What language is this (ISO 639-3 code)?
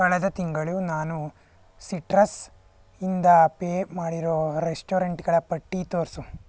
kan